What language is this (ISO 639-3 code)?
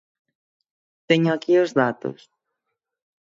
glg